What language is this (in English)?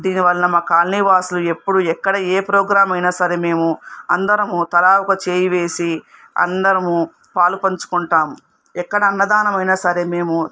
Telugu